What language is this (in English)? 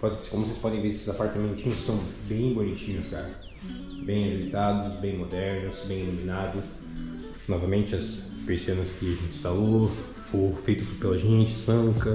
Portuguese